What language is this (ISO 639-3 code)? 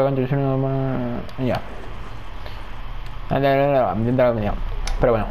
spa